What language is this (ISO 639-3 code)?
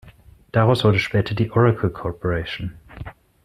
deu